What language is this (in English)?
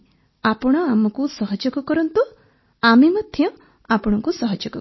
Odia